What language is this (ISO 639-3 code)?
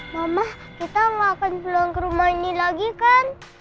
ind